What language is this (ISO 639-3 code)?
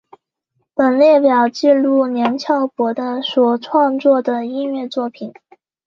zho